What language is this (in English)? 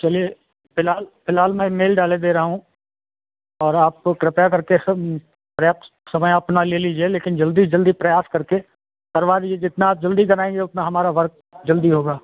Hindi